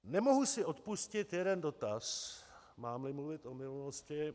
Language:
Czech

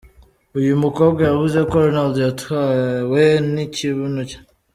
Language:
Kinyarwanda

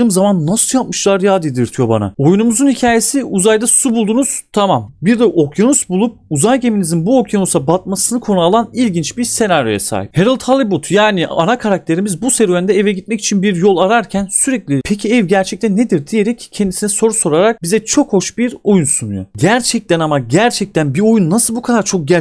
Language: Turkish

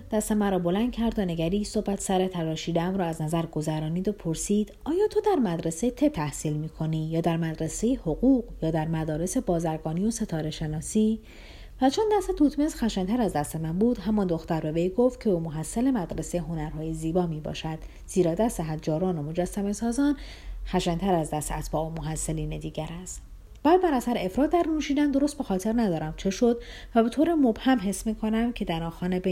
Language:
Persian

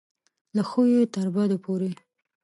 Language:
Pashto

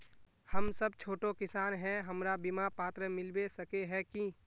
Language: Magahi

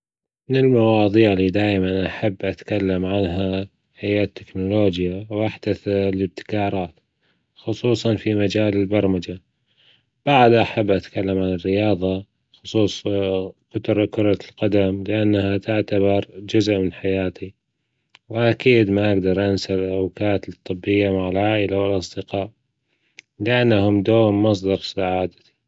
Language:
Gulf Arabic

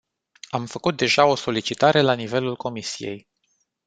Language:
Romanian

